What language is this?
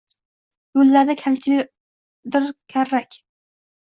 Uzbek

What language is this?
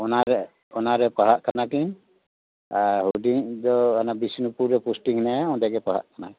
Santali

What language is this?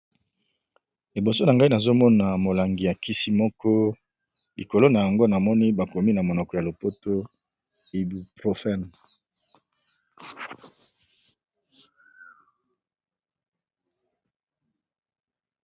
Lingala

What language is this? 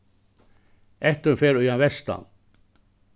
Faroese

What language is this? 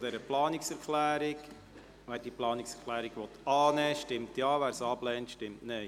Swiss German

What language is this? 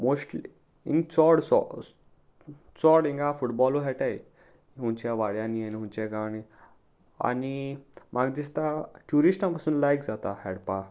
Konkani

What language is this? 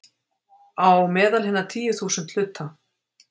Icelandic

